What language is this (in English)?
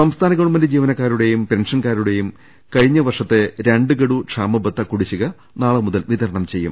Malayalam